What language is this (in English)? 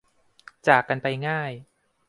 Thai